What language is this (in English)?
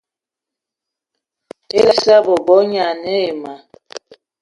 Eton (Cameroon)